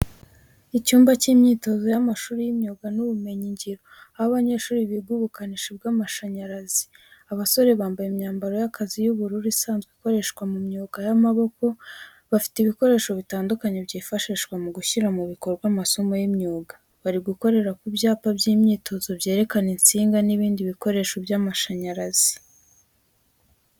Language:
Kinyarwanda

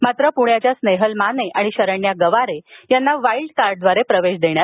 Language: Marathi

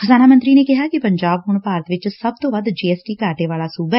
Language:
Punjabi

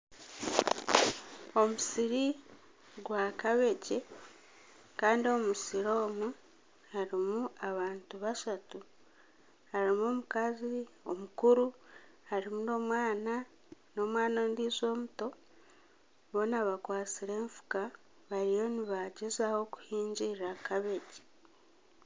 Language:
Nyankole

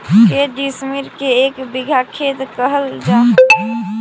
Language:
Magahi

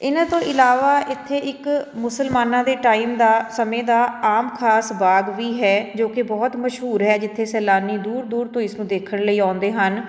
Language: Punjabi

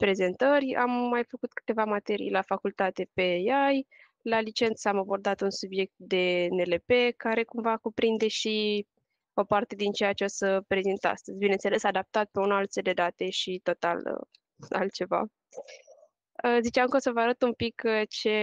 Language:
Romanian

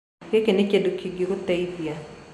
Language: Kikuyu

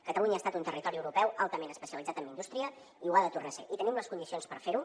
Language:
Catalan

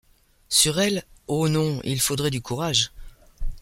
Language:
French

